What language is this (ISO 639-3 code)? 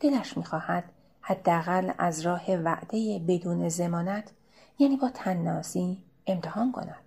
fas